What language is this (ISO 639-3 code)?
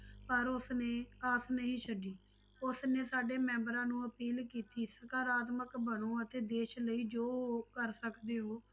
pan